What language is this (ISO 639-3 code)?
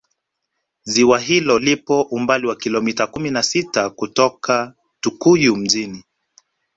swa